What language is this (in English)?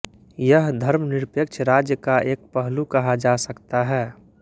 Hindi